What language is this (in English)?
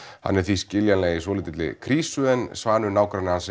Icelandic